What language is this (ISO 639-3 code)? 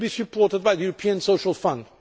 eng